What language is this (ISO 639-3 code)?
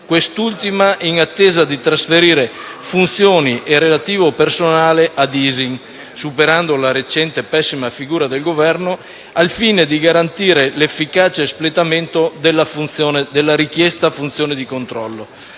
ita